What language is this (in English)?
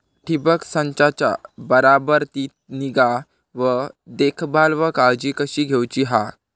Marathi